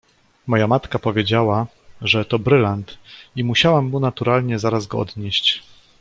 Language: Polish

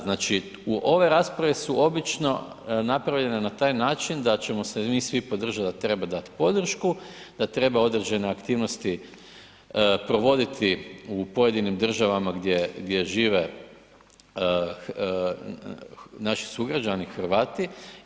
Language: Croatian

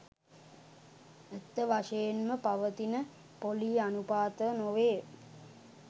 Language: Sinhala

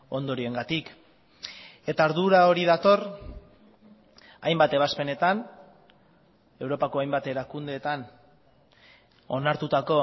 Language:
Basque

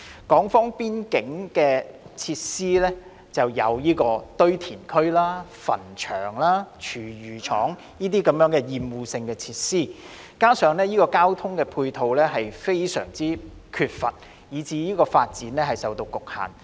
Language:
Cantonese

